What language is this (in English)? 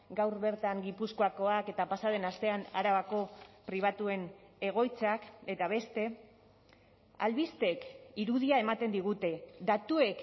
Basque